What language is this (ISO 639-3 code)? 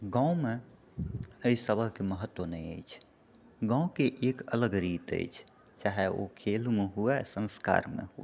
mai